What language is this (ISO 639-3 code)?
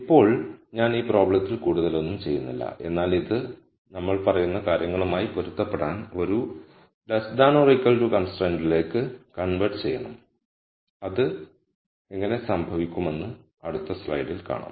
mal